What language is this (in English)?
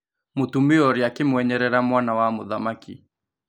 Kikuyu